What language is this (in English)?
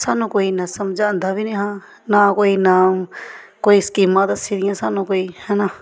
Dogri